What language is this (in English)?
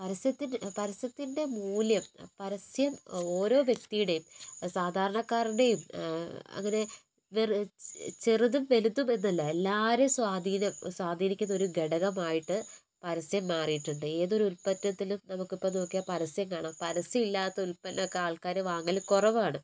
Malayalam